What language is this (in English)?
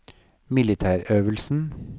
Norwegian